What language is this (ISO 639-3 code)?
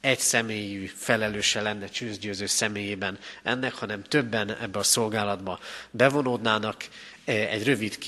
hun